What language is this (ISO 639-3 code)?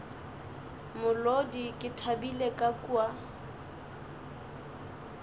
nso